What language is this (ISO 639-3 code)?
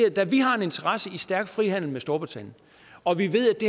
dan